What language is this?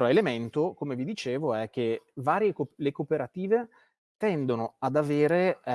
Italian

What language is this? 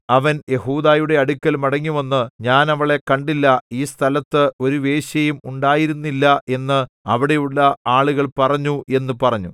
Malayalam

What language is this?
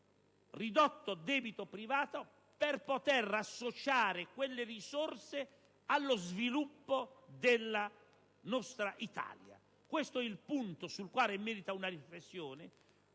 Italian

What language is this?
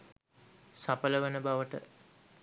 Sinhala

